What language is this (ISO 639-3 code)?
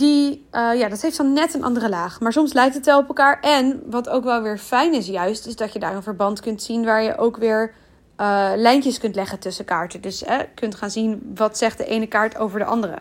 nld